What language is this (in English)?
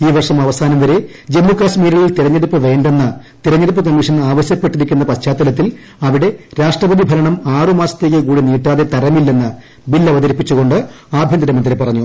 Malayalam